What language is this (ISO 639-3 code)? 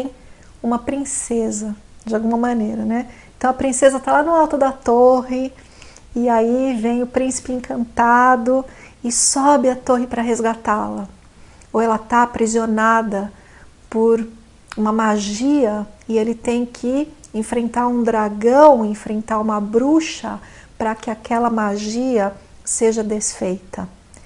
por